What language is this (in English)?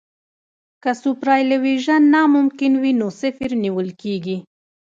Pashto